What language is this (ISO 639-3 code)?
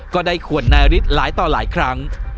tha